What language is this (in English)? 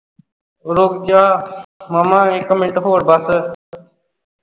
Punjabi